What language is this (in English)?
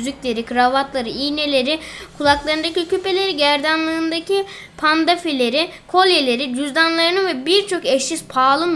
Turkish